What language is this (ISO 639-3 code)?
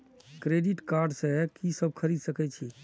mai